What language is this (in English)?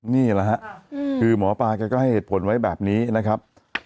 Thai